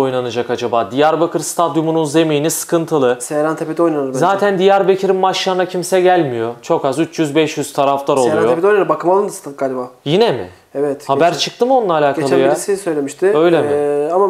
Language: Turkish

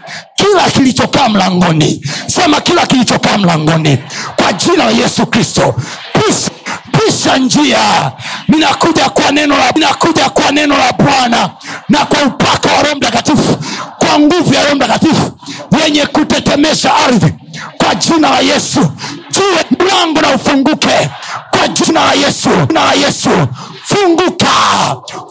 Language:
Swahili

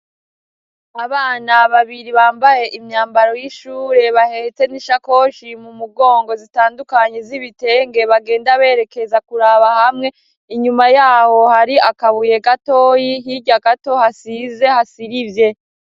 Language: Rundi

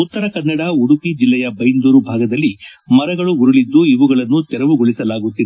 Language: Kannada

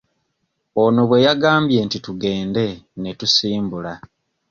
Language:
Ganda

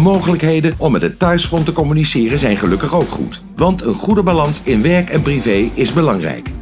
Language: Dutch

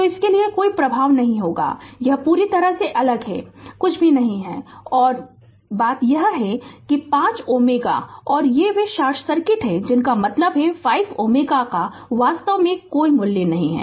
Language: Hindi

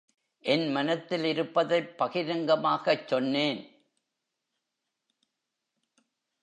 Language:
Tamil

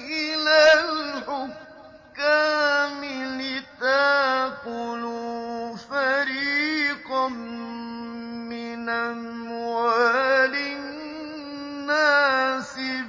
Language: Arabic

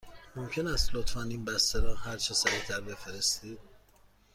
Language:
Persian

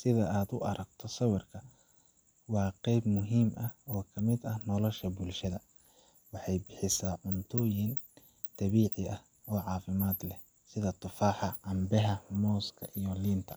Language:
Somali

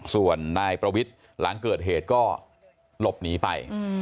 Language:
Thai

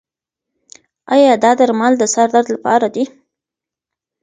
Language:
Pashto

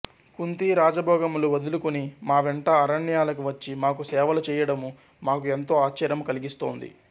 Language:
Telugu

